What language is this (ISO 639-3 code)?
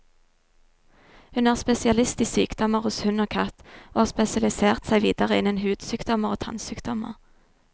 nor